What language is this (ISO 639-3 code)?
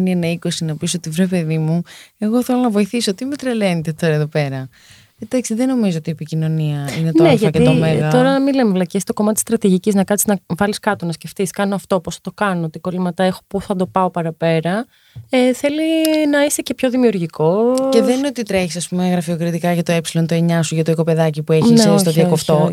ell